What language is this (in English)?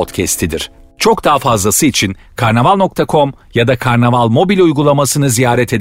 Turkish